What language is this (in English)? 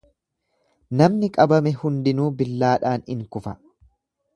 Oromo